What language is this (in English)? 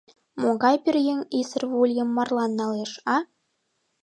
Mari